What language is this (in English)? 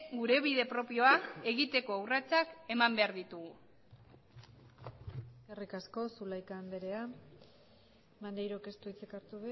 Basque